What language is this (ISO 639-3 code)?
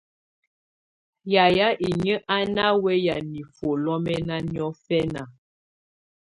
tvu